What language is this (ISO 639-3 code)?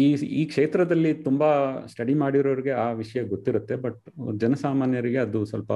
kan